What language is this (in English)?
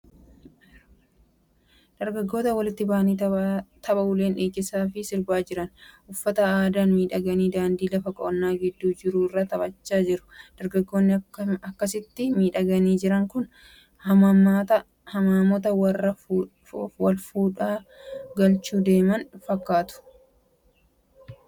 Oromo